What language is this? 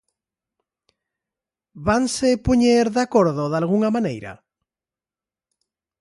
Galician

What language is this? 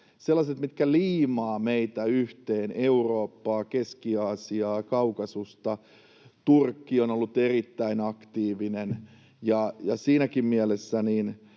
Finnish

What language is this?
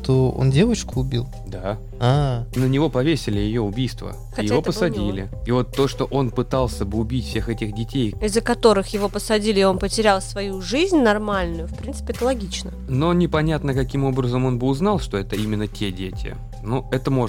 Russian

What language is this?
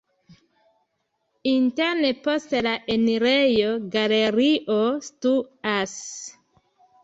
Esperanto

